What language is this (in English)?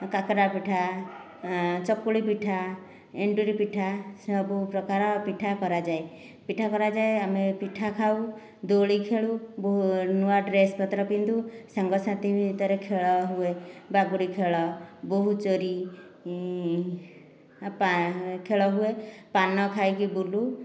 Odia